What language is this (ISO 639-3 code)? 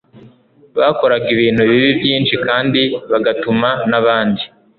kin